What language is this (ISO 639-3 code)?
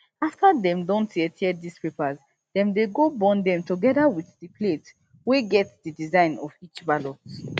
pcm